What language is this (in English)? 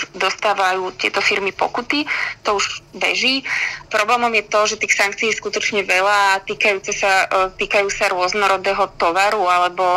Slovak